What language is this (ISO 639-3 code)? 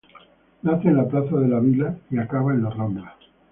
spa